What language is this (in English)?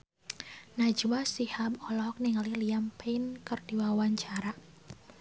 Sundanese